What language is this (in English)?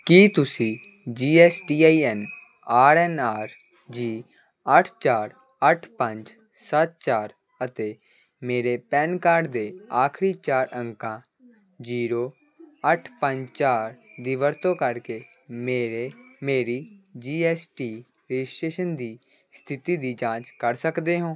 Punjabi